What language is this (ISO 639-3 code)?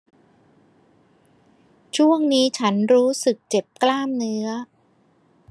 tha